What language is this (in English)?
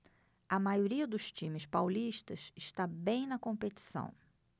Portuguese